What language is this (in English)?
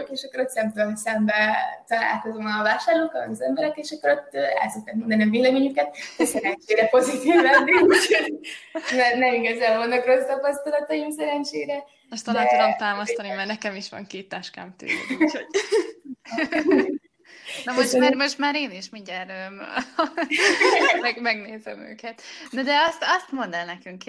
Hungarian